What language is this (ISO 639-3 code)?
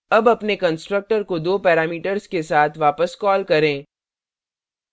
hin